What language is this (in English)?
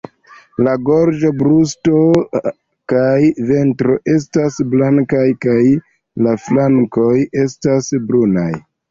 Esperanto